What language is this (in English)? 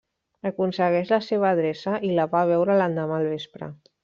Catalan